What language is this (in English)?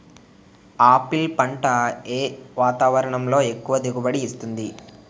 Telugu